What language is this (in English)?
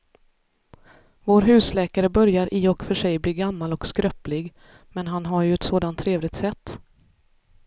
Swedish